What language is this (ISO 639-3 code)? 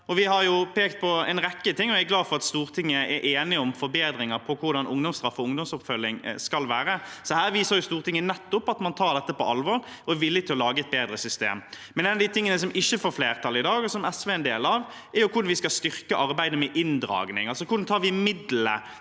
nor